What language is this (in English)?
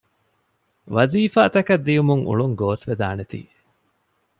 Divehi